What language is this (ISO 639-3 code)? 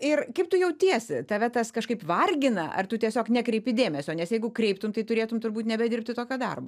lit